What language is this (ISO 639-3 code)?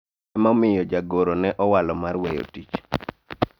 luo